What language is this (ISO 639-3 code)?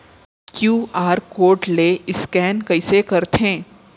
hne